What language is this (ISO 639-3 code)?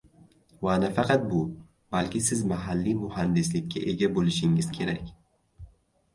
uzb